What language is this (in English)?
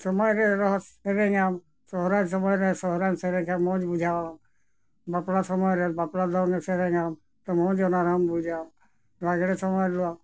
Santali